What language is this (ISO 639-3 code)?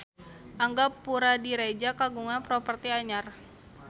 sun